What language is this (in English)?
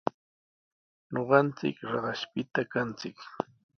Sihuas Ancash Quechua